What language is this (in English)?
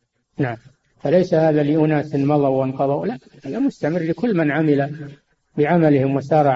Arabic